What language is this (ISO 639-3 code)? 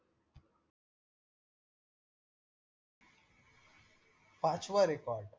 mar